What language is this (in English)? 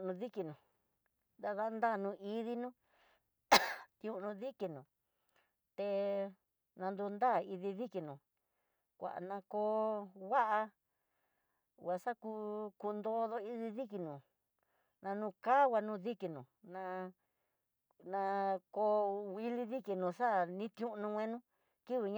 Tidaá Mixtec